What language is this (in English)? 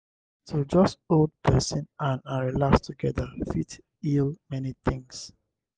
Nigerian Pidgin